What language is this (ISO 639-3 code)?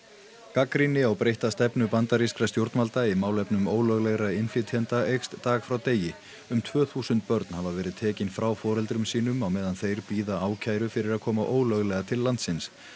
isl